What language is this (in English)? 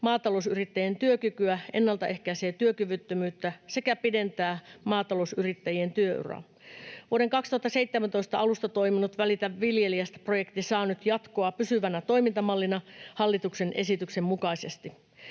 Finnish